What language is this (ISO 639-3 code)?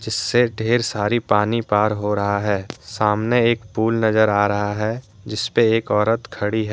hin